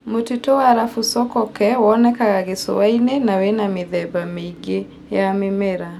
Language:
Kikuyu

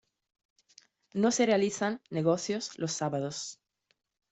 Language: Spanish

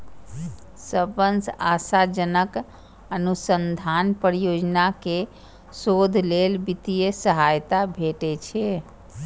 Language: Maithili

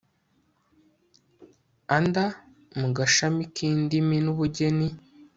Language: Kinyarwanda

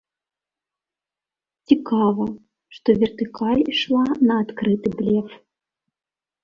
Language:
Belarusian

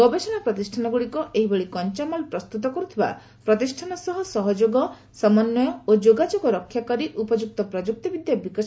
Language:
Odia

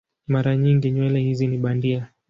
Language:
Swahili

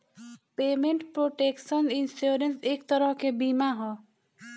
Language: Bhojpuri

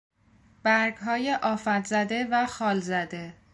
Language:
Persian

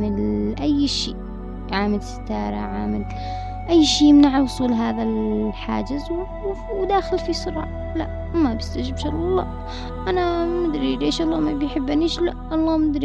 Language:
Arabic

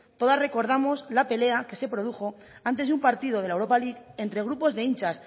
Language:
Spanish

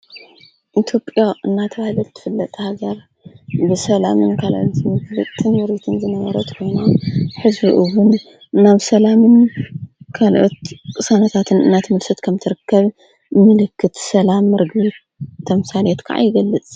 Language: Tigrinya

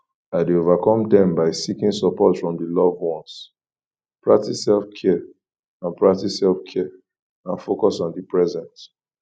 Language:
Nigerian Pidgin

